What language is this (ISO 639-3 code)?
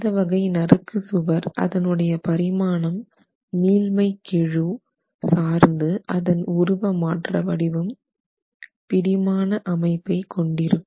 tam